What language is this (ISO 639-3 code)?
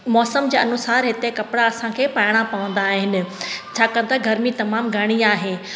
snd